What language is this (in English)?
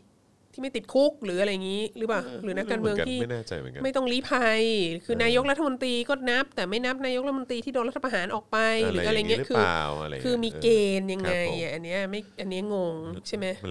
Thai